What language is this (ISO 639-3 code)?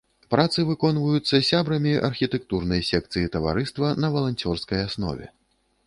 bel